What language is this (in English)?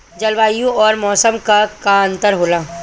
Bhojpuri